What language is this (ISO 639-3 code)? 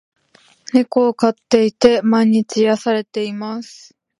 jpn